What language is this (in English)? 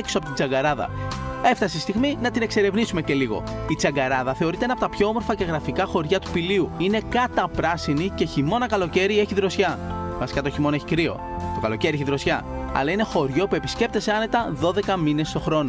Greek